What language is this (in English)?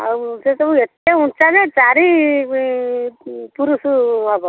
Odia